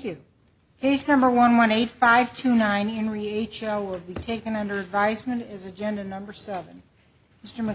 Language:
English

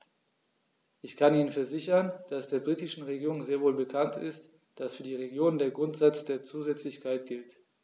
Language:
German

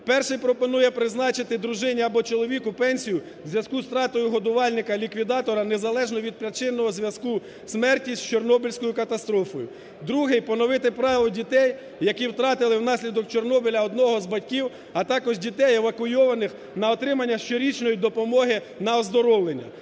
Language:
Ukrainian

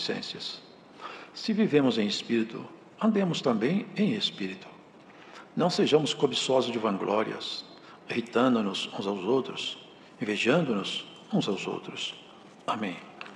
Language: Portuguese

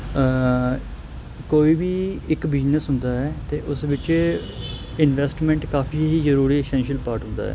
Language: Punjabi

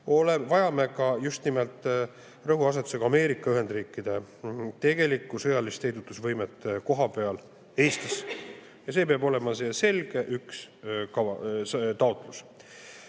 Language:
Estonian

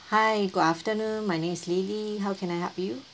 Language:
English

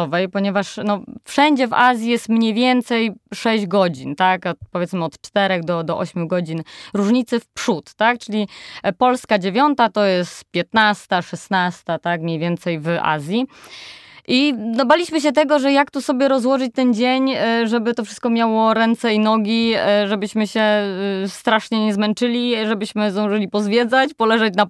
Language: Polish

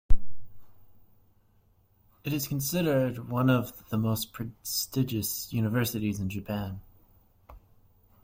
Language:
English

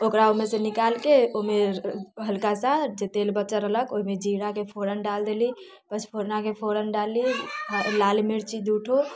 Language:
Maithili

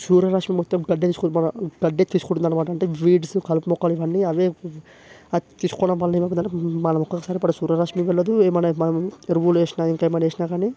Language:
Telugu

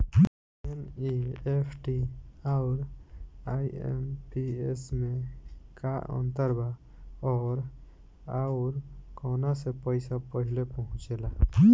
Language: Bhojpuri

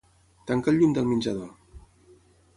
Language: Catalan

